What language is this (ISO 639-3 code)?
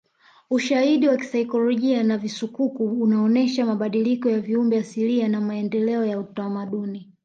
swa